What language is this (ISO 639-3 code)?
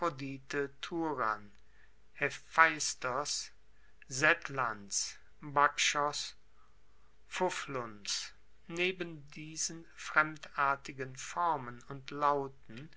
deu